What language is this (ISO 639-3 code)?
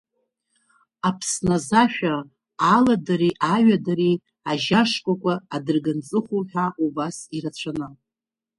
abk